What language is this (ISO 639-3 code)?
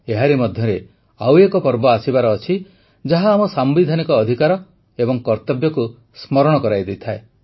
ori